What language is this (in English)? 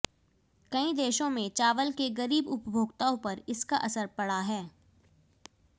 Hindi